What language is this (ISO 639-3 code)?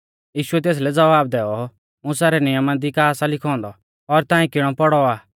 bfz